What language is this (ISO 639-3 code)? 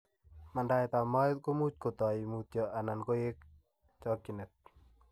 kln